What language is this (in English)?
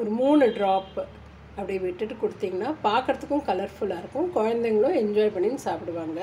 Tamil